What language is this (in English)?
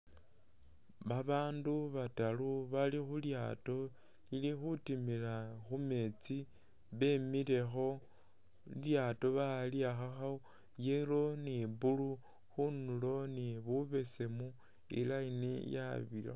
Masaaba